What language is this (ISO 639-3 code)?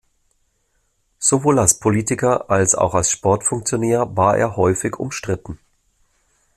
deu